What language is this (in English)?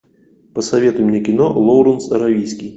Russian